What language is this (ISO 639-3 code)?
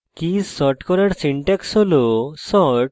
ben